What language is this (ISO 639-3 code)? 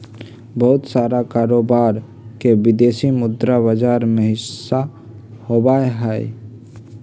mag